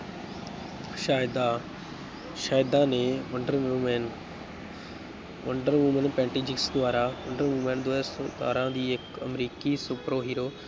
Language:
Punjabi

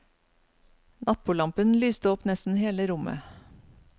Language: Norwegian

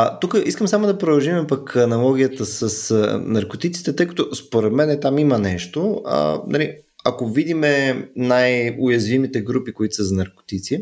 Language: Bulgarian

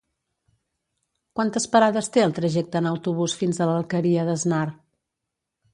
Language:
Catalan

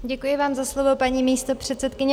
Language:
Czech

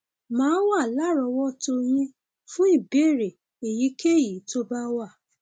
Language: Yoruba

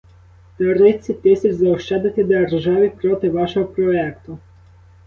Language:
Ukrainian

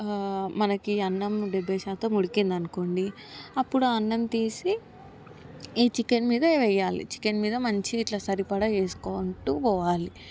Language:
Telugu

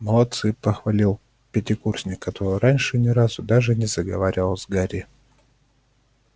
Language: Russian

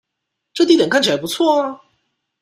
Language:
Chinese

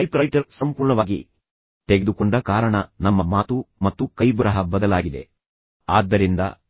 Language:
Kannada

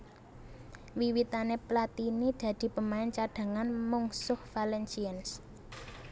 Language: Javanese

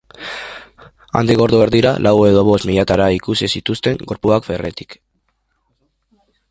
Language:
Basque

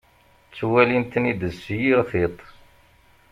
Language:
Kabyle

